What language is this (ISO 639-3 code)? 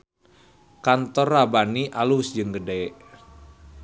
sun